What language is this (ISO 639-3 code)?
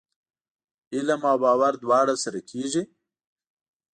pus